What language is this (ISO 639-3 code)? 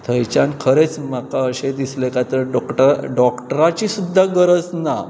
kok